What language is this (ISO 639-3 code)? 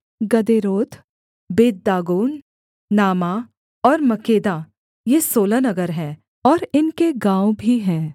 hin